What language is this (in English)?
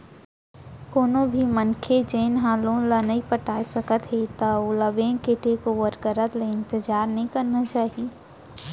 Chhattisgarhi